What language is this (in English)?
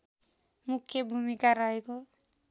Nepali